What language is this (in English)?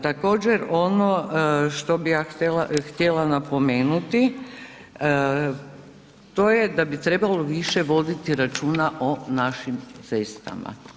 Croatian